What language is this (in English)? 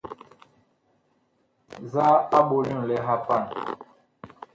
Bakoko